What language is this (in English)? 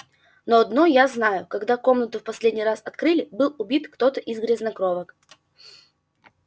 Russian